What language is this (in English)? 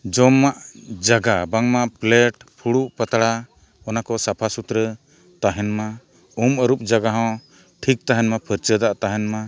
Santali